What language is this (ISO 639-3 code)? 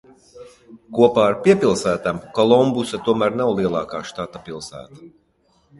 lav